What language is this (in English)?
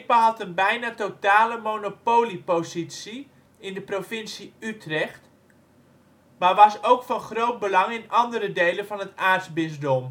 Dutch